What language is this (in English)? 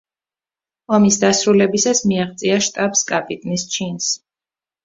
Georgian